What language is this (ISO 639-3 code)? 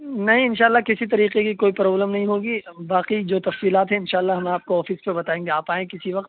urd